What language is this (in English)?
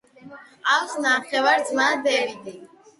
Georgian